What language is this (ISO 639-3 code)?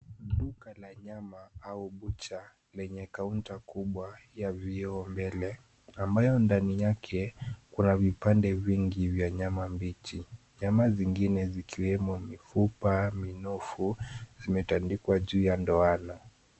swa